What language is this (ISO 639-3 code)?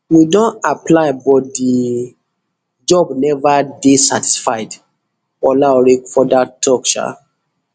pcm